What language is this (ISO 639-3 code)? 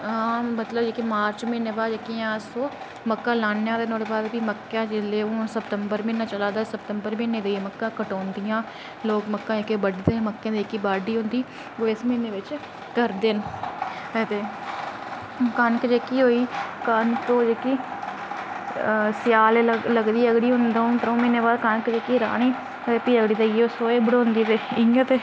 doi